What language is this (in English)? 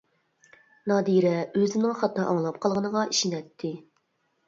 Uyghur